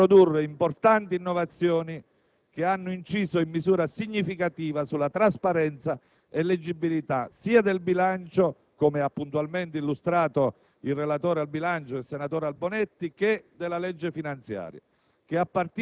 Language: Italian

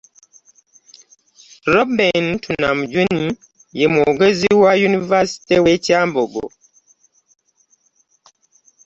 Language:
Ganda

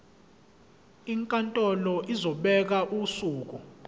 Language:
Zulu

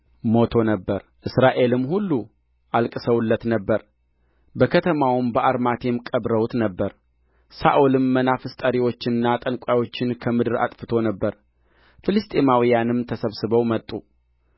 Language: Amharic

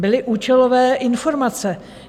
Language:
Czech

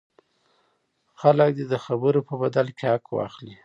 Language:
Pashto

